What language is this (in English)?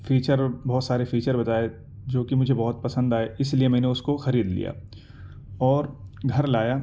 Urdu